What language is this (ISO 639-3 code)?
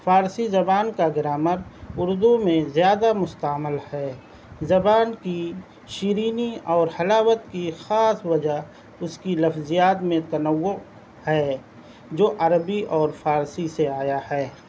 urd